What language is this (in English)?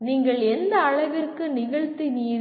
Tamil